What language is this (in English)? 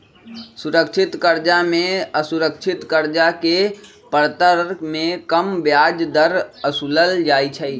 Magahi